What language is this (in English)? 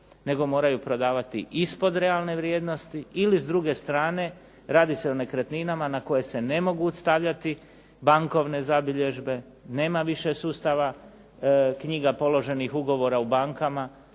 Croatian